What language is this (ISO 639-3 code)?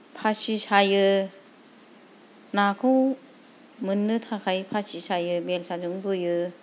brx